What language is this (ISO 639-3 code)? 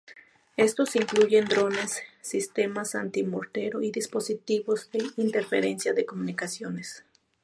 spa